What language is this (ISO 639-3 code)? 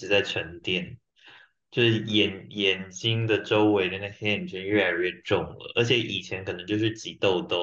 zho